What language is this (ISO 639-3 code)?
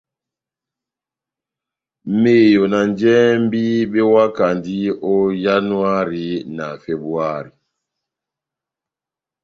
bnm